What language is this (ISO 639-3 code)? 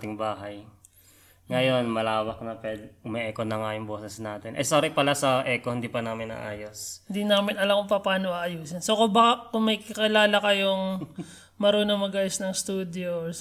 fil